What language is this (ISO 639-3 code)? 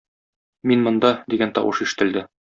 tat